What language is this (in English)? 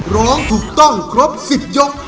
Thai